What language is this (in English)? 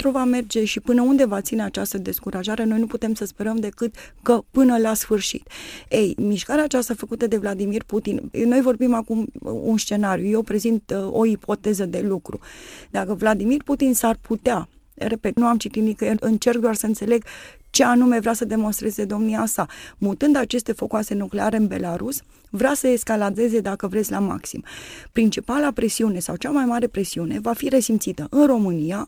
Romanian